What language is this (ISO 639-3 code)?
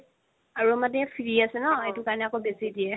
asm